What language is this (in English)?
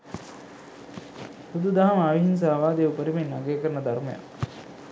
Sinhala